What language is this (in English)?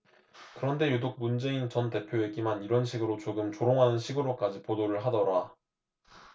Korean